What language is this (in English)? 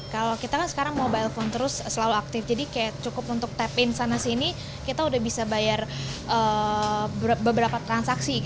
Indonesian